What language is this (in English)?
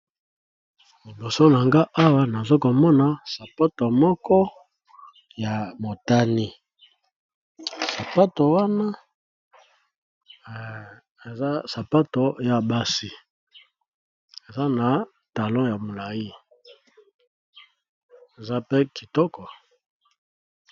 Lingala